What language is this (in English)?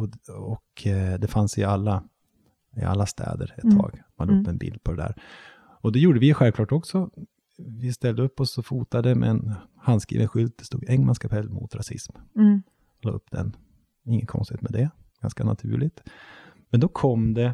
Swedish